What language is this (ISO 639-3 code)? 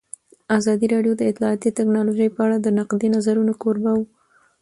pus